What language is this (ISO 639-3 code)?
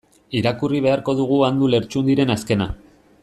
eus